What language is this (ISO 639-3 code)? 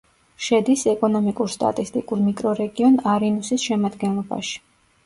kat